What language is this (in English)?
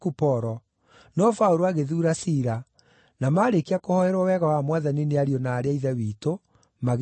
Kikuyu